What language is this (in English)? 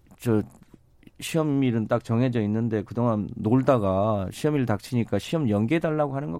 Korean